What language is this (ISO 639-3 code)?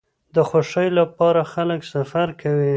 pus